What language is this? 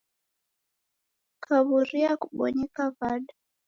Taita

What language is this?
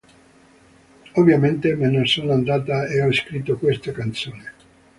Italian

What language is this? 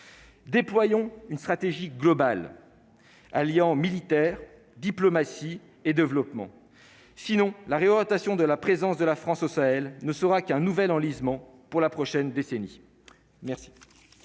French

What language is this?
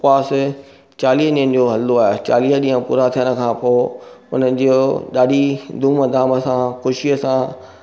Sindhi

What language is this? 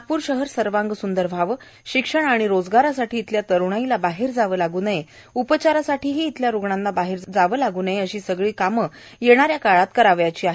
Marathi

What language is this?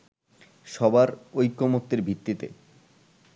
Bangla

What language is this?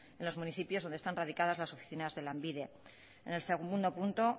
Spanish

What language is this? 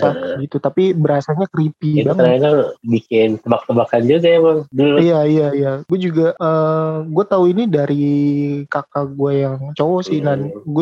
Indonesian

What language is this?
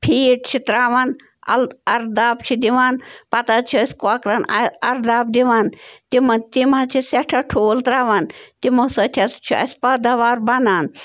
Kashmiri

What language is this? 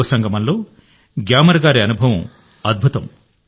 Telugu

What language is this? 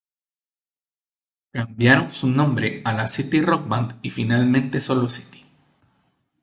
Spanish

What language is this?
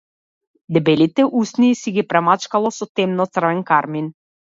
Macedonian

